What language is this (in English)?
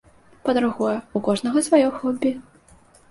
Belarusian